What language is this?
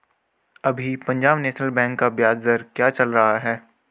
Hindi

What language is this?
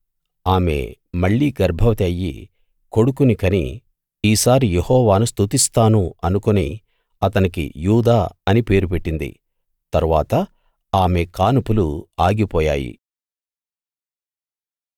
Telugu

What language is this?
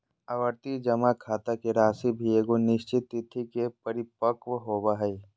Magahi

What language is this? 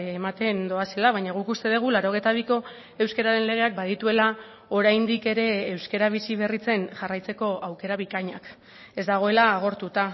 Basque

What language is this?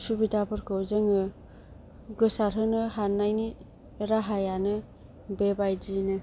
Bodo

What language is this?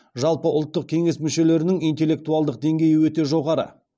Kazakh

